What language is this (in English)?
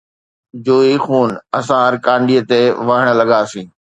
Sindhi